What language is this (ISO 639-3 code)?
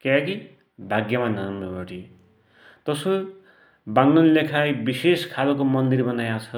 dty